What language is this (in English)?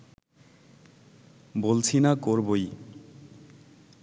Bangla